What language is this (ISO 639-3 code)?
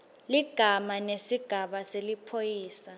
ssw